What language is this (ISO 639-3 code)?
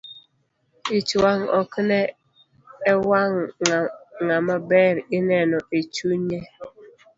luo